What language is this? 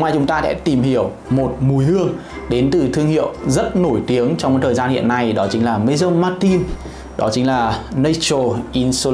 Vietnamese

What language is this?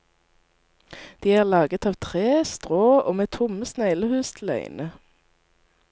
Norwegian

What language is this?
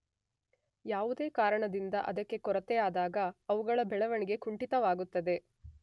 Kannada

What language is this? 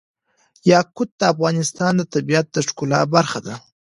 Pashto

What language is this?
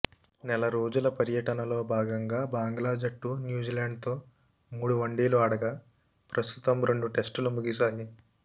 Telugu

